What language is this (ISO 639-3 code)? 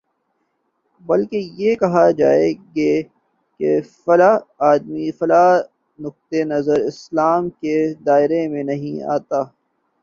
urd